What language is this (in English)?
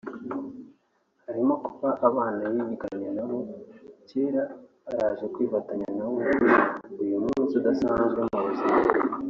Kinyarwanda